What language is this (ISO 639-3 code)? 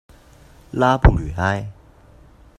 zho